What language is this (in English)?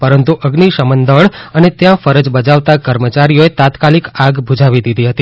Gujarati